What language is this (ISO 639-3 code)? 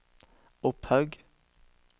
nor